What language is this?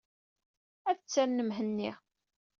Kabyle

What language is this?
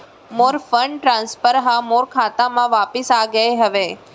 Chhattisgarhi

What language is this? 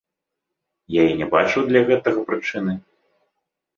Belarusian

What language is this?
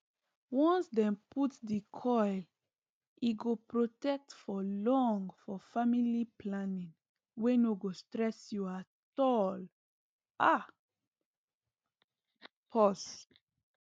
Nigerian Pidgin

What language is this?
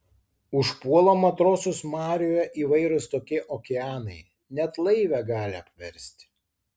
Lithuanian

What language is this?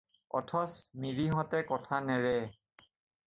Assamese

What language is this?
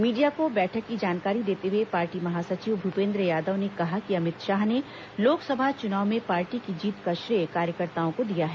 Hindi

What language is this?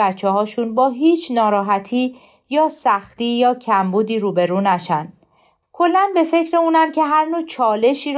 Persian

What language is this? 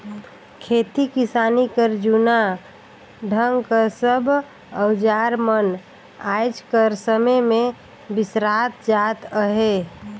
Chhattisgarhi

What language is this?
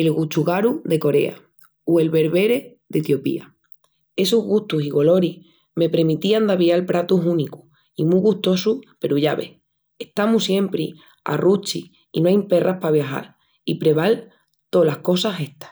Extremaduran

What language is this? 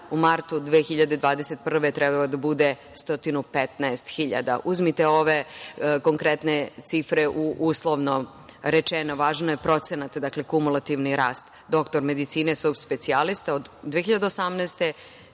Serbian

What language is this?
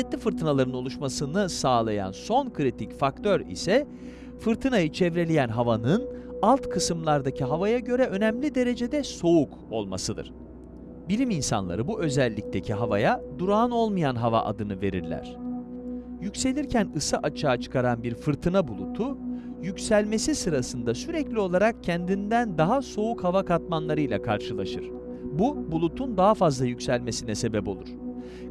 Turkish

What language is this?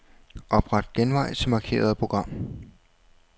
Danish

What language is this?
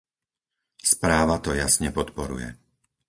Slovak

